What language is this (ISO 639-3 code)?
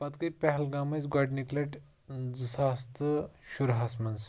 kas